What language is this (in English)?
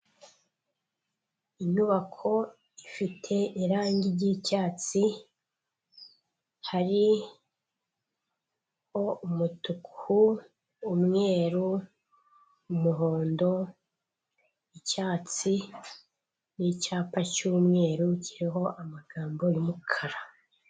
Kinyarwanda